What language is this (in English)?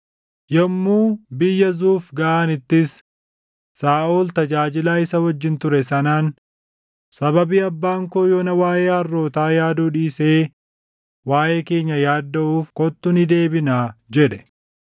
Oromo